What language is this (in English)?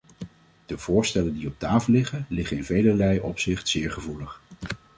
Dutch